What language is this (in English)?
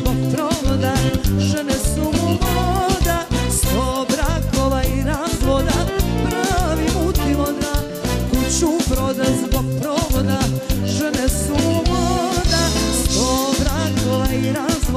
Romanian